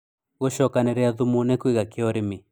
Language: Kikuyu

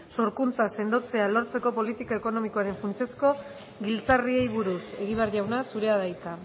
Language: Basque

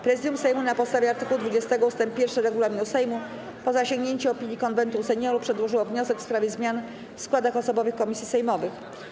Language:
Polish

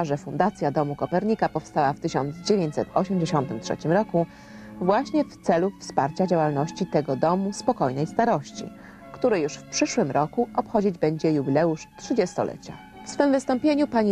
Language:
Polish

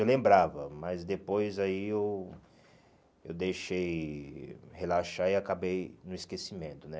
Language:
Portuguese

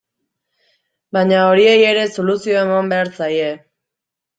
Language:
Basque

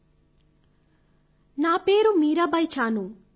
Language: Telugu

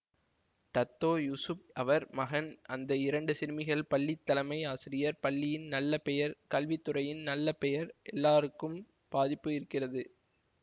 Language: Tamil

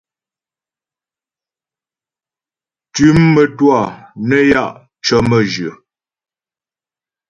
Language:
Ghomala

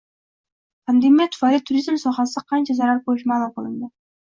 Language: Uzbek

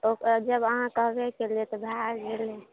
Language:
Maithili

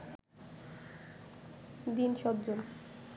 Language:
Bangla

